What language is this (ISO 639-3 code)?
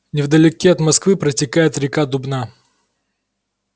rus